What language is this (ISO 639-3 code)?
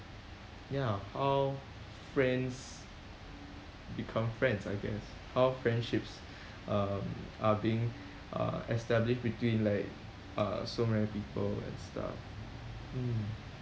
eng